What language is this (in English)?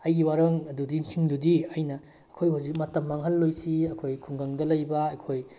Manipuri